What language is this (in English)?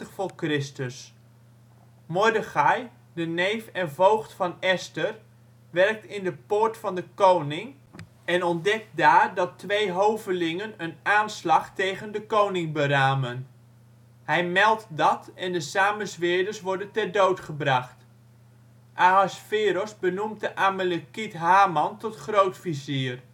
Dutch